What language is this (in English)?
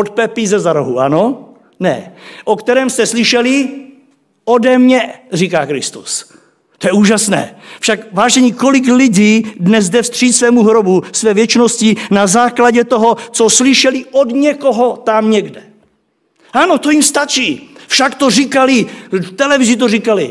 Czech